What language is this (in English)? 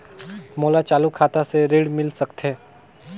Chhattisgarhi